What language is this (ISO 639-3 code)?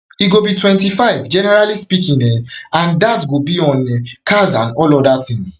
pcm